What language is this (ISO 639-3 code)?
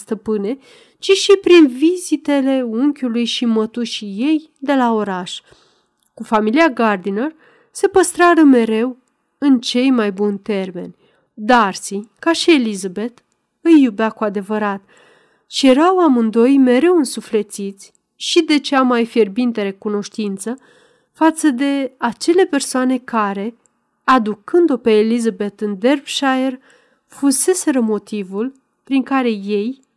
ron